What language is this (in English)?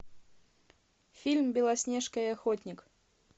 Russian